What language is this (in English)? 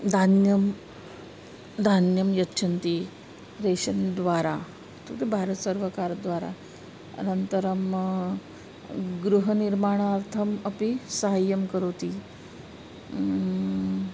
Sanskrit